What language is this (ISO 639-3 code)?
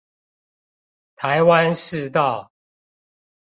zho